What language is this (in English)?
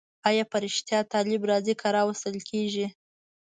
Pashto